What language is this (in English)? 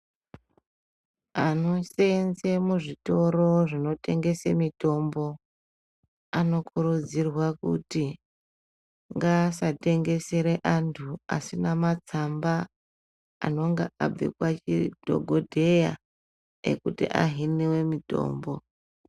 Ndau